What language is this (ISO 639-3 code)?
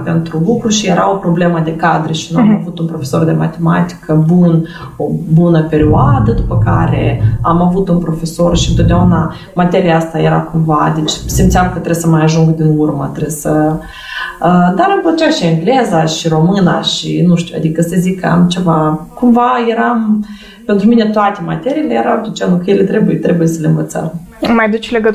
ron